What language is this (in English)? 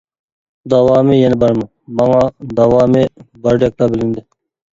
Uyghur